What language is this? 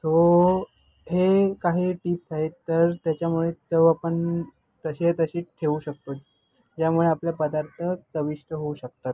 Marathi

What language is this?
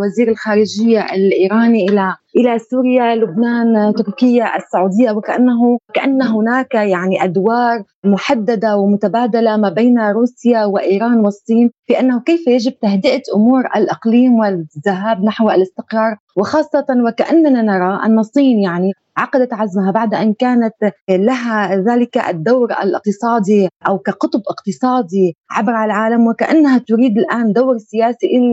Arabic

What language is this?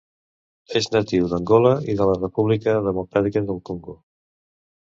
Catalan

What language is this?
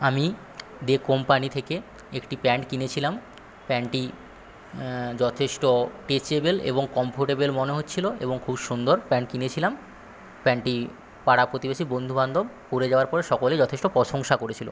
Bangla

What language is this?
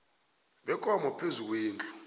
South Ndebele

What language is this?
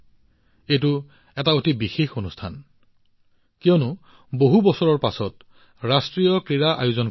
Assamese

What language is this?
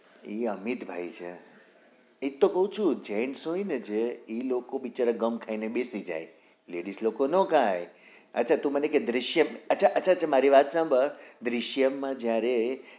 Gujarati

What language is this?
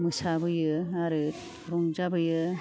Bodo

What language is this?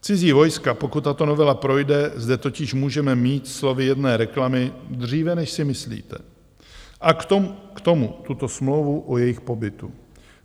Czech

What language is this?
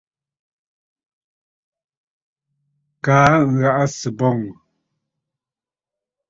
Bafut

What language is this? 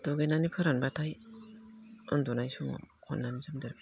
Bodo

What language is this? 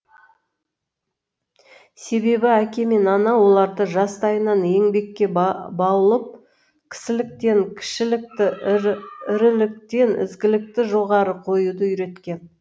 Kazakh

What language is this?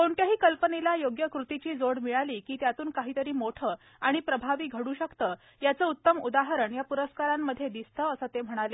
Marathi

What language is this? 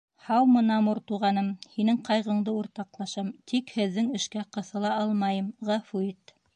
Bashkir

